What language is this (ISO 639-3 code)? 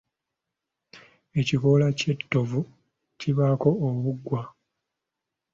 lug